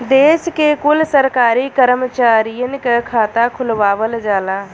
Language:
Bhojpuri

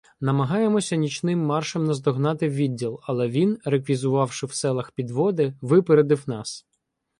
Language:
Ukrainian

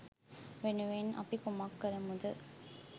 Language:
Sinhala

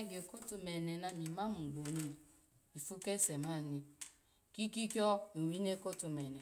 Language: Alago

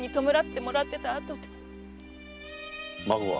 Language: Japanese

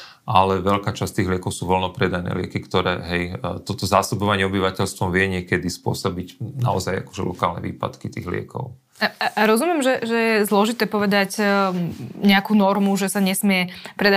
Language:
Slovak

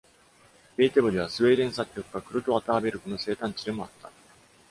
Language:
Japanese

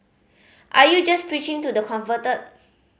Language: English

